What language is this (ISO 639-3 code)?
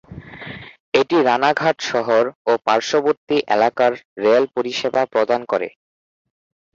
ben